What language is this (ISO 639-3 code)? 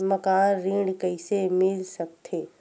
hne